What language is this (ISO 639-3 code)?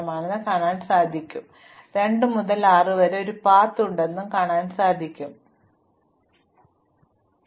mal